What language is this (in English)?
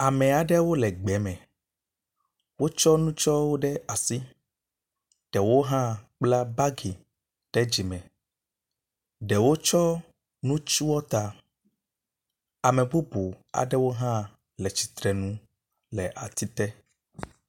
Ewe